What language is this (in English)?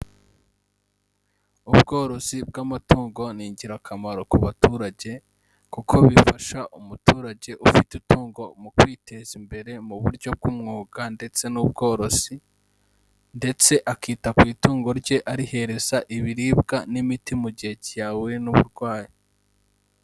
Kinyarwanda